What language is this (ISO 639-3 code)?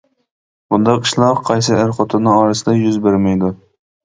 uig